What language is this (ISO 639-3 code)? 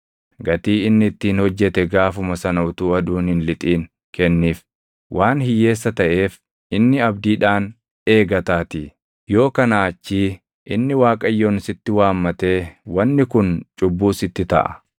orm